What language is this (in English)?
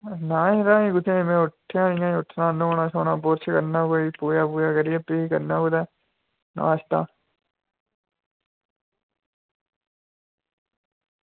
Dogri